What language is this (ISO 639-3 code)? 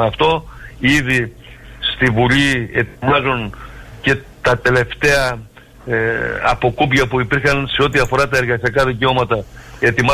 ell